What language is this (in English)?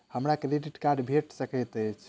Maithili